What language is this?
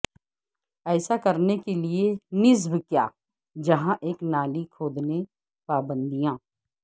Urdu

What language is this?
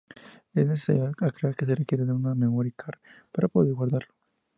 Spanish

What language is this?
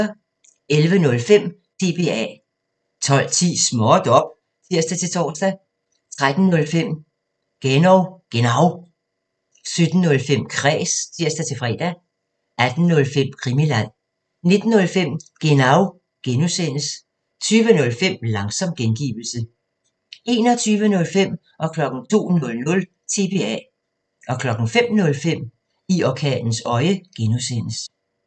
Danish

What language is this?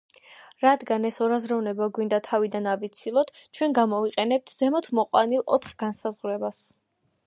Georgian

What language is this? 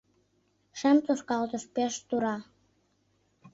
Mari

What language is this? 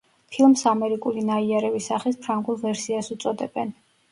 Georgian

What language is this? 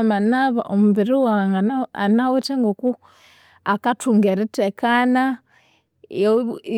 Konzo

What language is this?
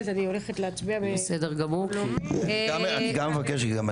Hebrew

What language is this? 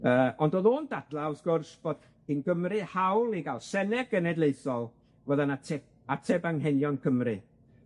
Welsh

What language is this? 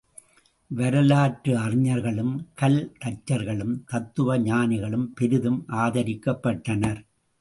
Tamil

